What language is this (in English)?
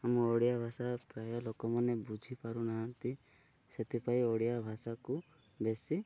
Odia